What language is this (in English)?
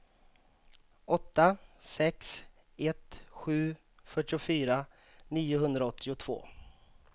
Swedish